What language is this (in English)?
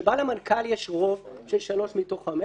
Hebrew